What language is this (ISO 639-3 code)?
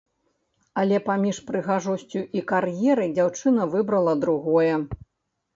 bel